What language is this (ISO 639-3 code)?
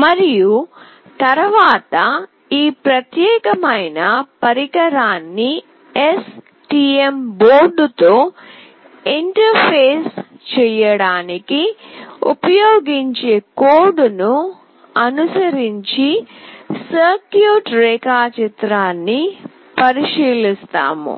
tel